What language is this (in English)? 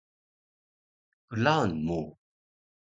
Taroko